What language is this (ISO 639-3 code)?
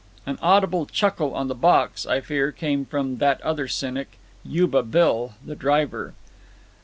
eng